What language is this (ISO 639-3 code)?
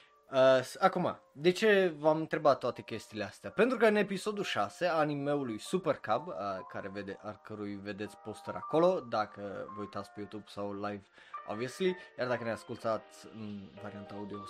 ron